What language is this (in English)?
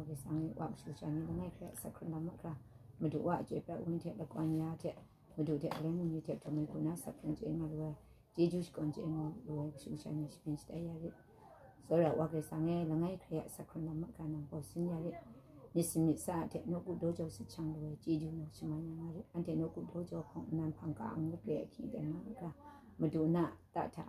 Thai